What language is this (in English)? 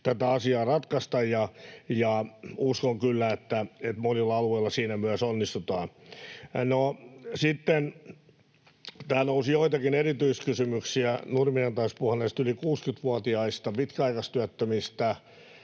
Finnish